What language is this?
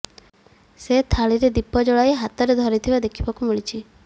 Odia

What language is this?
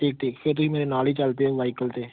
Punjabi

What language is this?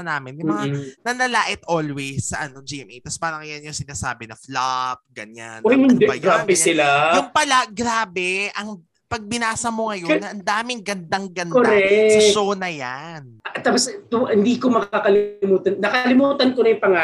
Filipino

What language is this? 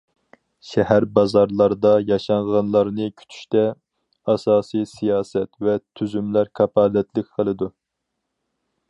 Uyghur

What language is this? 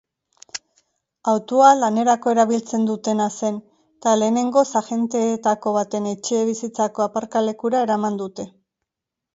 Basque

